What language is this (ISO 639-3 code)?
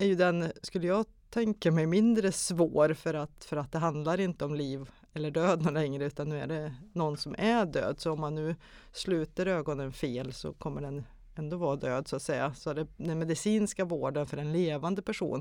swe